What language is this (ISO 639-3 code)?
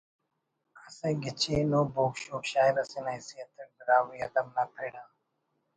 brh